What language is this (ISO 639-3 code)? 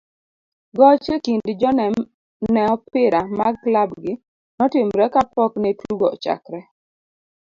luo